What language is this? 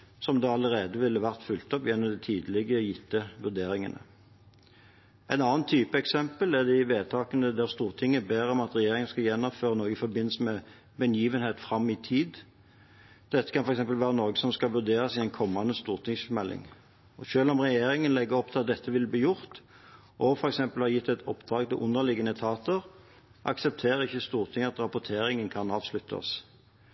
Norwegian Bokmål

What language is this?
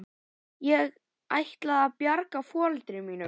Icelandic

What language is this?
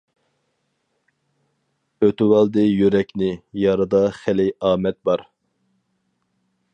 Uyghur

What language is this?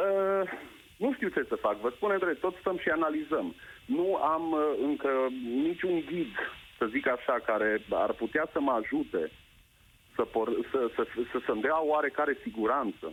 Romanian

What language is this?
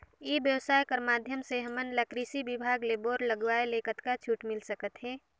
Chhattisgarhi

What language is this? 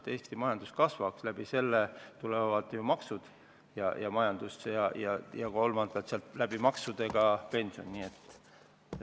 Estonian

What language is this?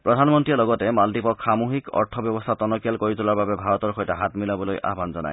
Assamese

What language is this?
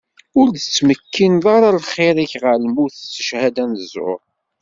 Kabyle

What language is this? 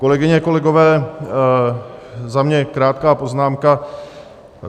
Czech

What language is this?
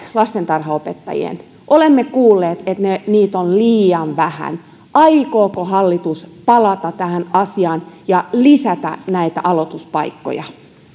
Finnish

